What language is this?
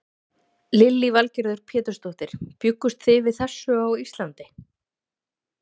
Icelandic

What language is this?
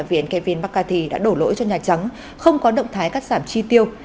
Vietnamese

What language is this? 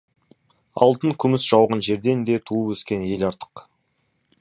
Kazakh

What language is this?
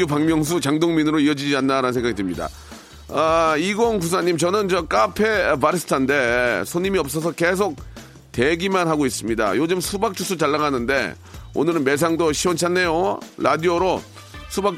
Korean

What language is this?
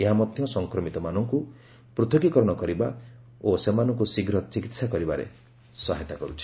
Odia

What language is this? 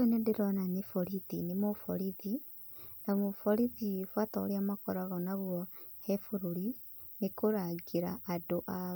Kikuyu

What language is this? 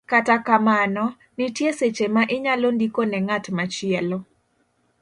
Luo (Kenya and Tanzania)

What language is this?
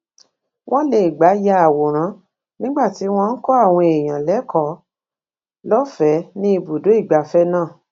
Yoruba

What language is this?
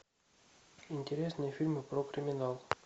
Russian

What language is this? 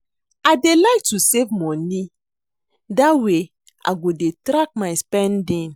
Nigerian Pidgin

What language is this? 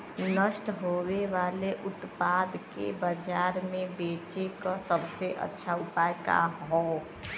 Bhojpuri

